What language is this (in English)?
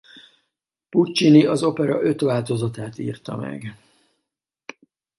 Hungarian